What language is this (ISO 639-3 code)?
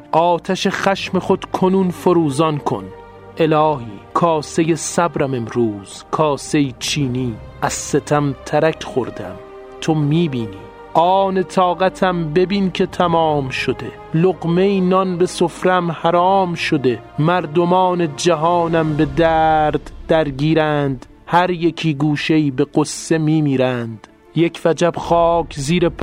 fas